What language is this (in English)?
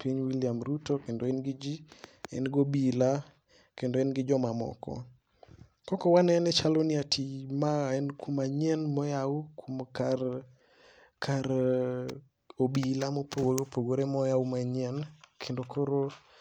Luo (Kenya and Tanzania)